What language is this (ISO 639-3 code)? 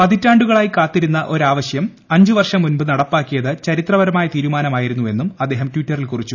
mal